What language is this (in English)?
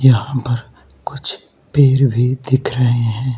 Hindi